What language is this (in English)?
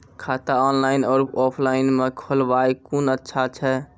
Maithili